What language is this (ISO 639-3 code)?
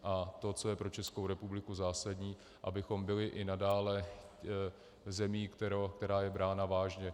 ces